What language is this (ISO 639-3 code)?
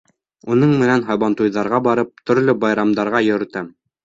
bak